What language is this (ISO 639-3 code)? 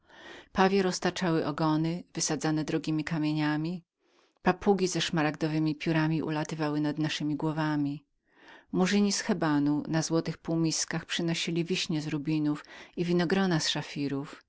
pol